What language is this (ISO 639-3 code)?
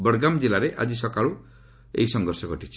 ori